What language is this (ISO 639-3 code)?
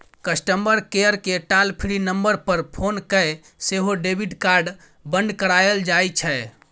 mai